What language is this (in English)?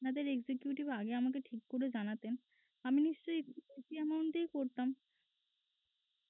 Bangla